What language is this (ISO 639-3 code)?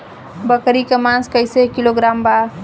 bho